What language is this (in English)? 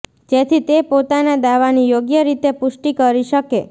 Gujarati